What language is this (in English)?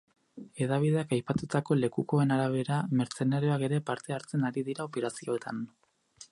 Basque